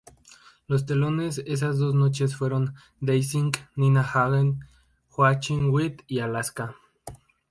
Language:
Spanish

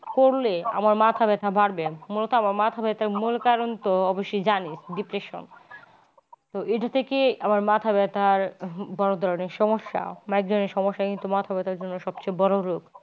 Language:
Bangla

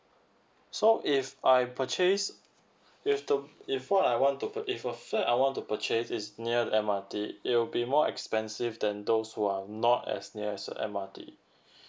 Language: English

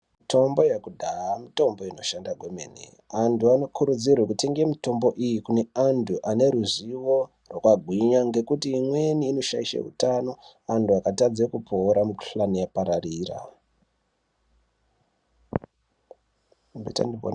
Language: Ndau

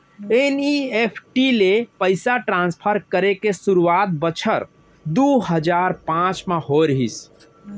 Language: Chhattisgarhi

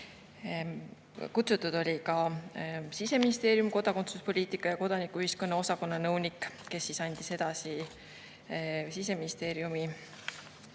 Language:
Estonian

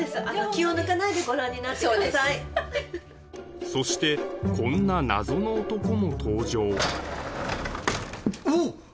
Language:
Japanese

